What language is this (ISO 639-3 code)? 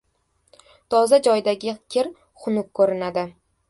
uzb